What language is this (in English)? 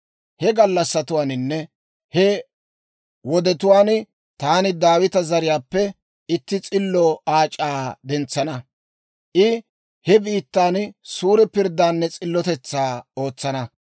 Dawro